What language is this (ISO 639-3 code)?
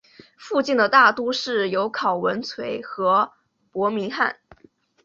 zho